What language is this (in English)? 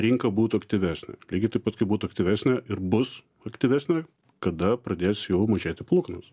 Lithuanian